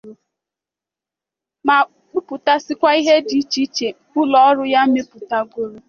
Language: Igbo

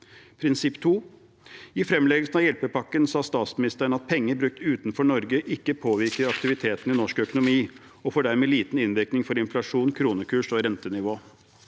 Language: Norwegian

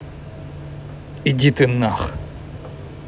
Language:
Russian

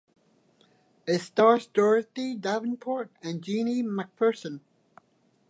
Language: English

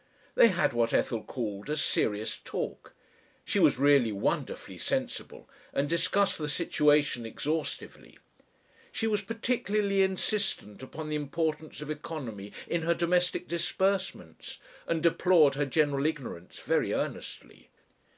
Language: English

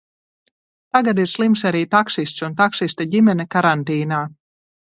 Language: Latvian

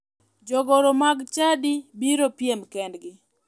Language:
Luo (Kenya and Tanzania)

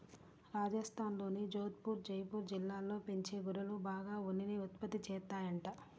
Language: Telugu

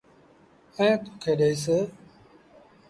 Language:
Sindhi Bhil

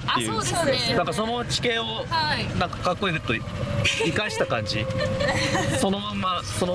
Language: Japanese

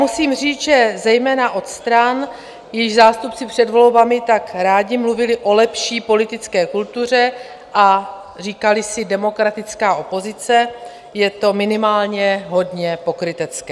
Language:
Czech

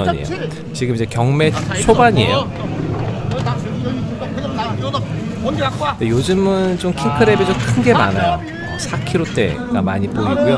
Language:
Korean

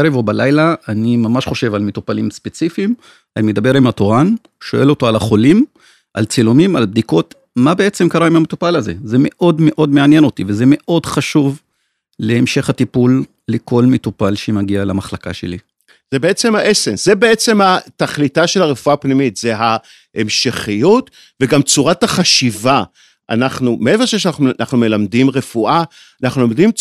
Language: Hebrew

